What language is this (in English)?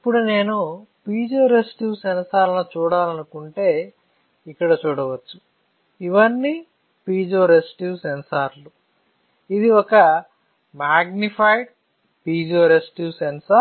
Telugu